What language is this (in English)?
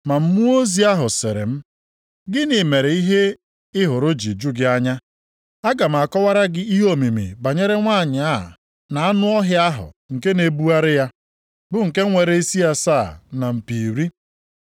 Igbo